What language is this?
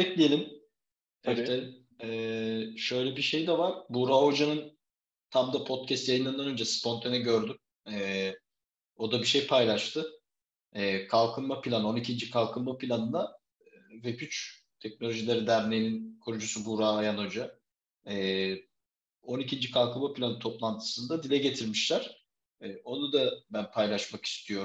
Turkish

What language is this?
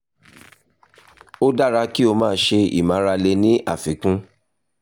Yoruba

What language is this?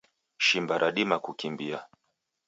Taita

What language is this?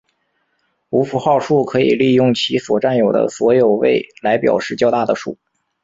Chinese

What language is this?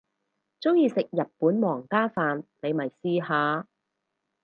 Cantonese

